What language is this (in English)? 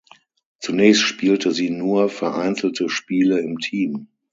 German